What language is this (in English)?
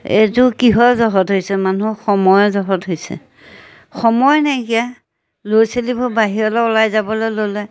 Assamese